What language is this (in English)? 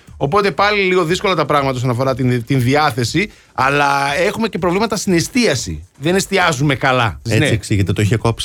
Greek